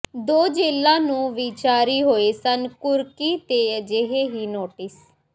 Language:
Punjabi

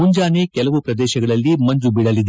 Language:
Kannada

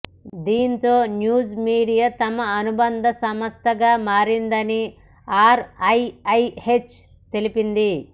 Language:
Telugu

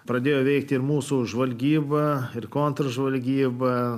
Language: Lithuanian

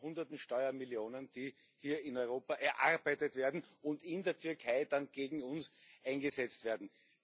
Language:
German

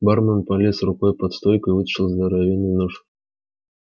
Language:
Russian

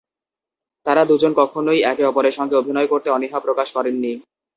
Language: Bangla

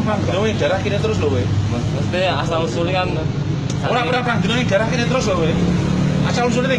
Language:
Italian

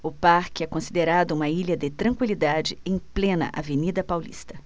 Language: Portuguese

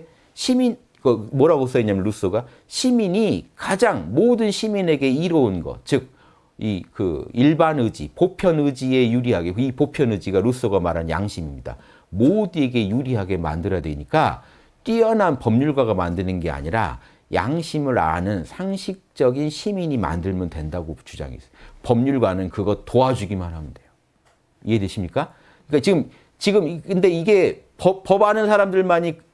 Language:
Korean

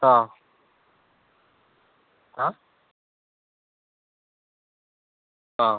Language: Odia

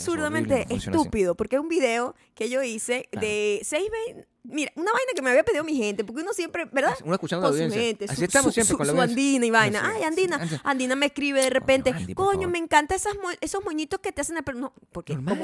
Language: Spanish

